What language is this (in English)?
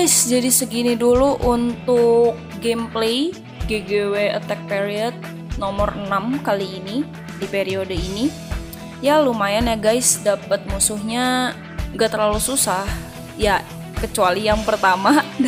Indonesian